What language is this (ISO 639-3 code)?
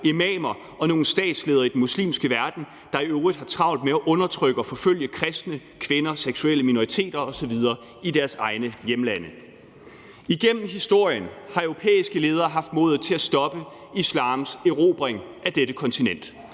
dan